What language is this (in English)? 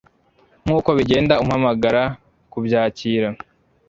Kinyarwanda